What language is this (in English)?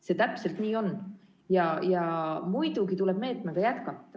Estonian